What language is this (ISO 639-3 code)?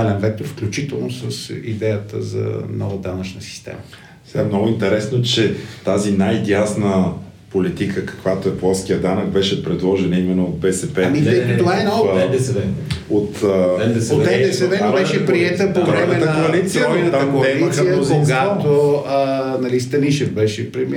bul